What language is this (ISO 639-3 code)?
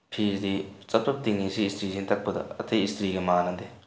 mni